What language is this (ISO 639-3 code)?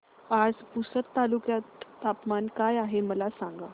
mar